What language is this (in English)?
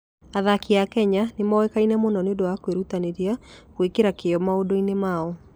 Kikuyu